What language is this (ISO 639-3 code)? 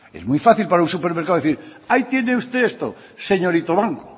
spa